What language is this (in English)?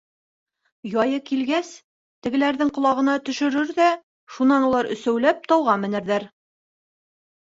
Bashkir